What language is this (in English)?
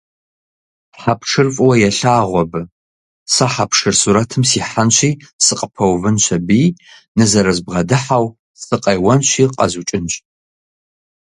Kabardian